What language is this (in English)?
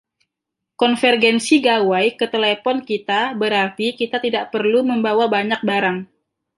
Indonesian